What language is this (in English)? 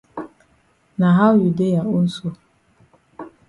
Cameroon Pidgin